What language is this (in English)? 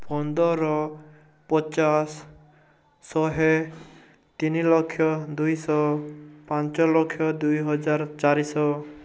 Odia